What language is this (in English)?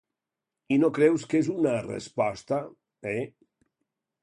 Catalan